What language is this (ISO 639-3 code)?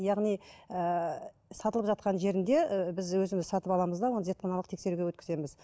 kaz